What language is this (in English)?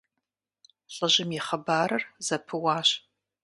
Kabardian